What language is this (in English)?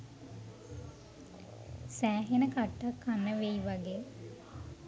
Sinhala